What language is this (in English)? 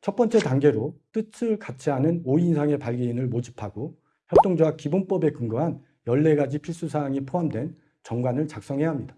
Korean